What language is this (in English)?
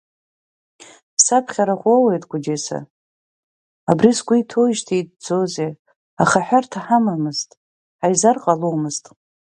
Abkhazian